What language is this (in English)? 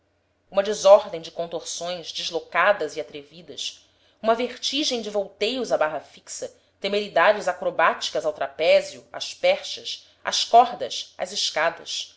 Portuguese